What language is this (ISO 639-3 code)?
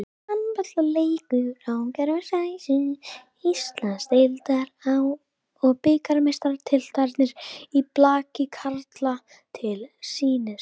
isl